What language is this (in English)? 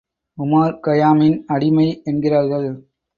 Tamil